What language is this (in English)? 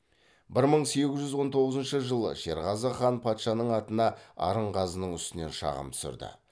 Kazakh